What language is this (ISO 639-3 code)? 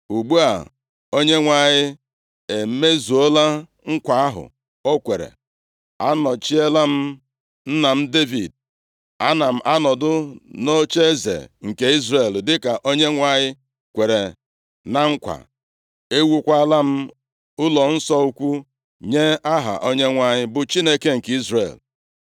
ibo